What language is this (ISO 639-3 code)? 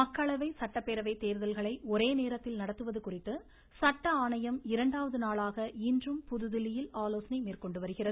tam